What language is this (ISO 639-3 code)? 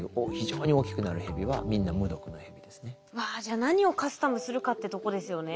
jpn